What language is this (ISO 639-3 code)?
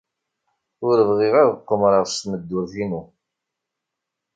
kab